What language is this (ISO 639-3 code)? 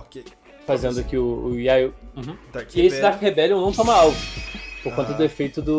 por